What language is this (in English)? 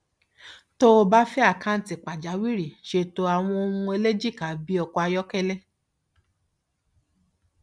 Yoruba